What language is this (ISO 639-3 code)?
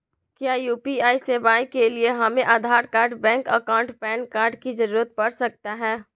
mag